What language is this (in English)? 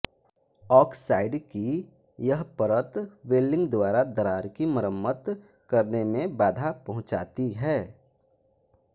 Hindi